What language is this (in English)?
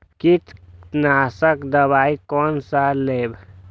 Maithili